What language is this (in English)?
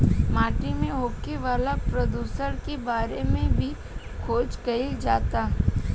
Bhojpuri